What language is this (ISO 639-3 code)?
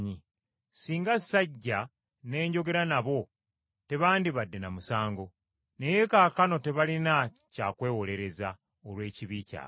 lug